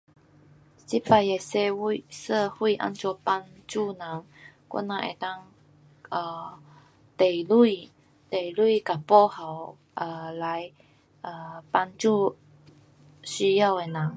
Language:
Pu-Xian Chinese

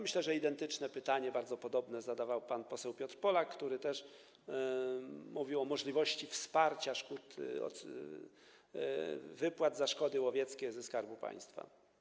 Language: Polish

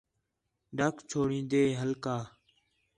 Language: Khetrani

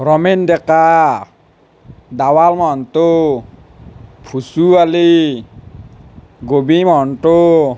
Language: Assamese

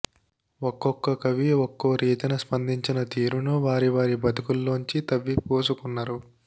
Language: Telugu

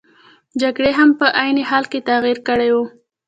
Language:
Pashto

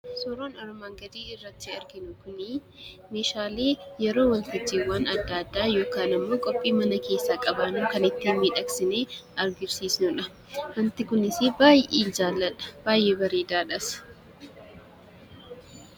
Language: Oromo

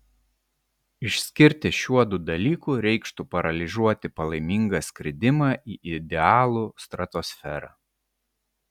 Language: Lithuanian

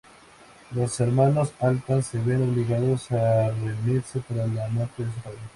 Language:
Spanish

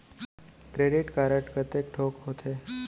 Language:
Chhattisgarhi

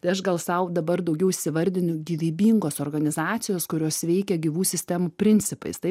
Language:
Lithuanian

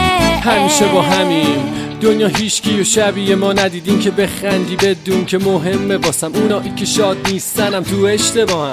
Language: Persian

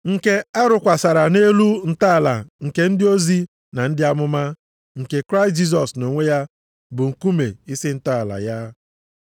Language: Igbo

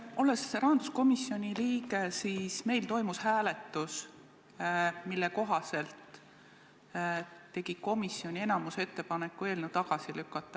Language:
Estonian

